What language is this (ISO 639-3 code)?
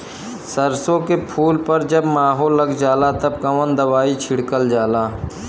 bho